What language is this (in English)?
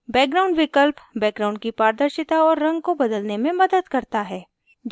Hindi